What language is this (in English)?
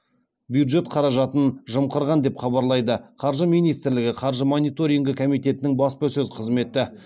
Kazakh